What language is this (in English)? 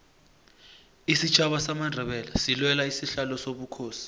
South Ndebele